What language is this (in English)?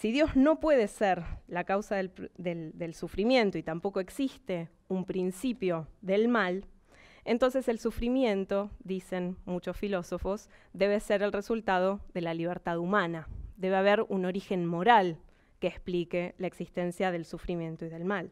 Spanish